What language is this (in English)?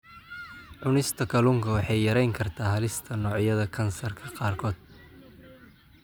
Somali